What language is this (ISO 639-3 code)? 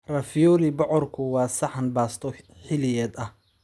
som